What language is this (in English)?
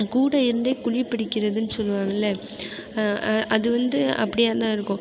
Tamil